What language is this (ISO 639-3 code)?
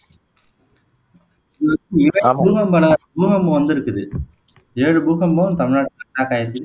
tam